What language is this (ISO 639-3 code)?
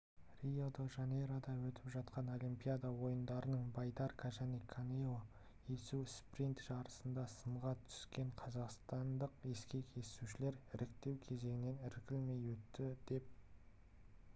kaz